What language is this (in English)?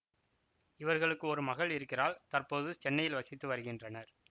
Tamil